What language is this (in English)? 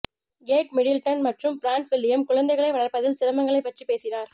Tamil